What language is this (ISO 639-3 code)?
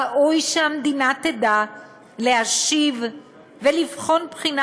heb